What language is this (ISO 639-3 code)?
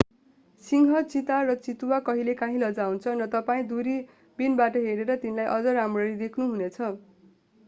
nep